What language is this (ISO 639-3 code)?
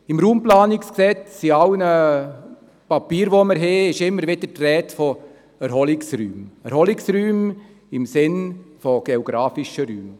gsw